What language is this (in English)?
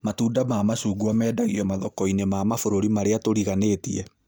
Kikuyu